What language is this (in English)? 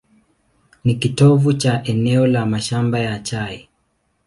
Swahili